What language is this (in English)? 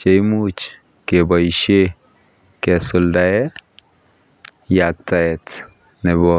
Kalenjin